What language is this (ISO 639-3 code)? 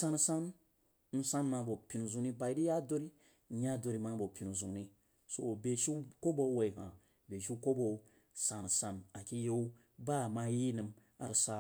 juo